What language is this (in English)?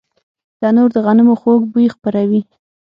Pashto